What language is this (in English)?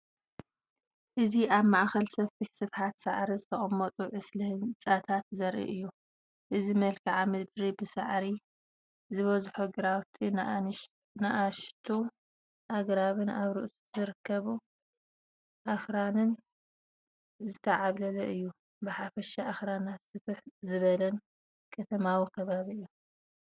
Tigrinya